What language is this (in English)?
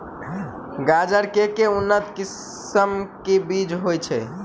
Maithili